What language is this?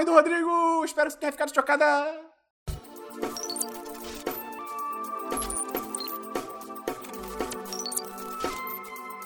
Portuguese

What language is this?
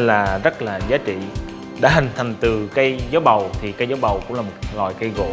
Vietnamese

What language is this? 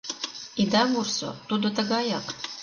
Mari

